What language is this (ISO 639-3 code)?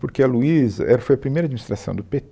por